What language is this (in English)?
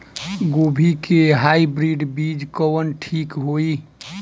Bhojpuri